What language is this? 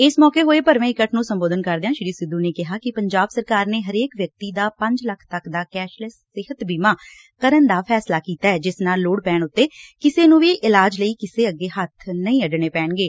Punjabi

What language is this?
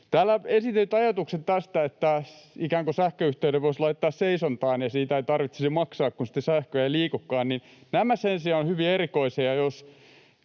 Finnish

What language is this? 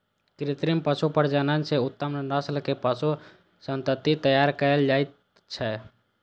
Maithili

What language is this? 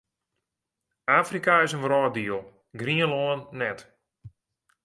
Western Frisian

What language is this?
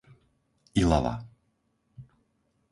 Slovak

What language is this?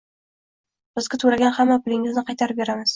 Uzbek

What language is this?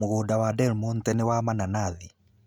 Kikuyu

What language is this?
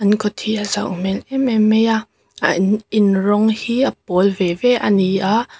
Mizo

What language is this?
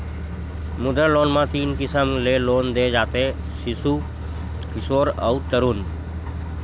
Chhattisgarhi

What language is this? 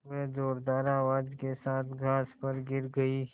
Hindi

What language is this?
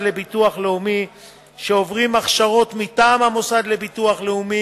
Hebrew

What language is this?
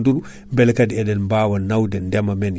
Fula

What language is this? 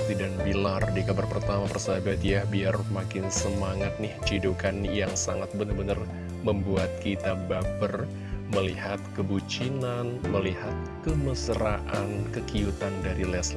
Indonesian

